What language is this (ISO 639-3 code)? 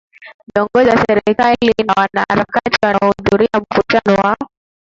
swa